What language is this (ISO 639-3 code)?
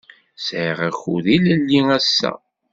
kab